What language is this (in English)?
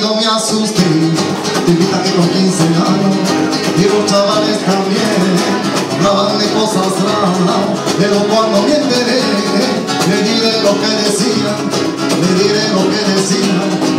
Romanian